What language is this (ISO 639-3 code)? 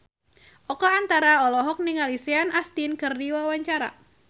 sun